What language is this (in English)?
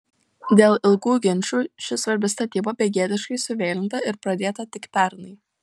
Lithuanian